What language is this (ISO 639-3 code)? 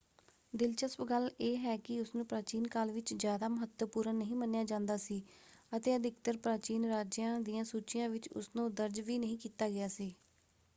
pan